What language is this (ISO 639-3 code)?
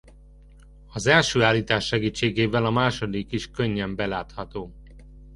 hun